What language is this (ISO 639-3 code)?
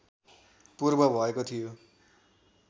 nep